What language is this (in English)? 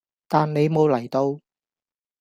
Cantonese